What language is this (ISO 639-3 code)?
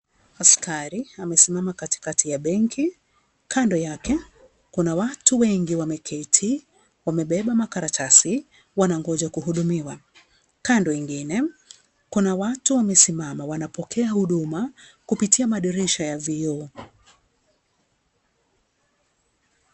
swa